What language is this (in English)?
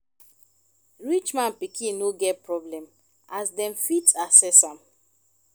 Nigerian Pidgin